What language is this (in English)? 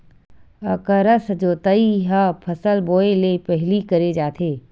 Chhattisgarhi